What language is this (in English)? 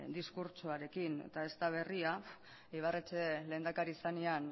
Basque